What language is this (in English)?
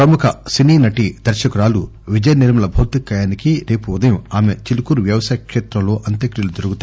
Telugu